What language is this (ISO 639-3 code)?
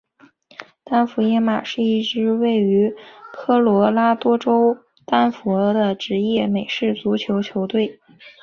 zho